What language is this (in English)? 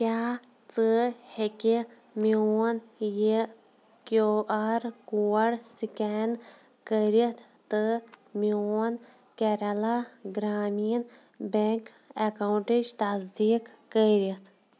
Kashmiri